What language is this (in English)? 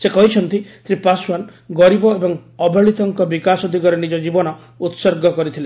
Odia